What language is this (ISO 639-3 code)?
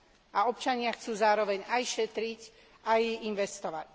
slk